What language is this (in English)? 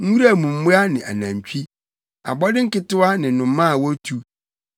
Akan